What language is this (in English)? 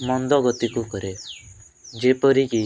Odia